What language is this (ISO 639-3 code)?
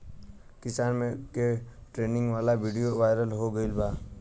bho